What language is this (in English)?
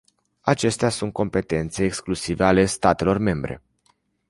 Romanian